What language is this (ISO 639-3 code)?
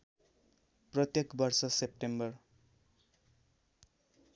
nep